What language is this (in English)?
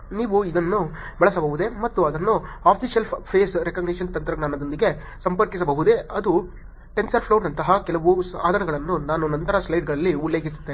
Kannada